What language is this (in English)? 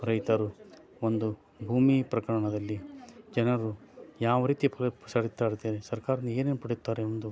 Kannada